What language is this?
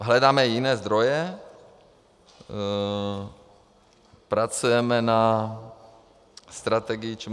Czech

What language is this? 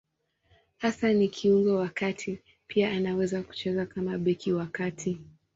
Swahili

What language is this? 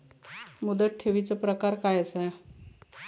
Marathi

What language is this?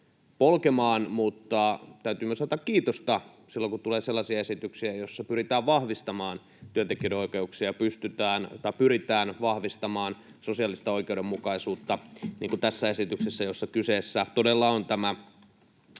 Finnish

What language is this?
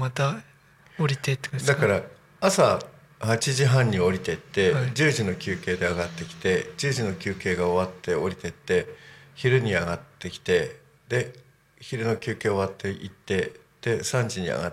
Japanese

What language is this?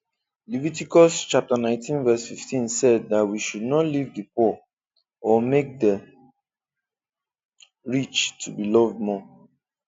Igbo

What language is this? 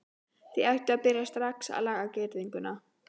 Icelandic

